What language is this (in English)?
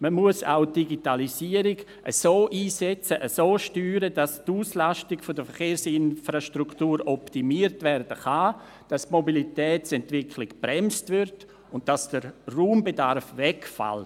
Swiss German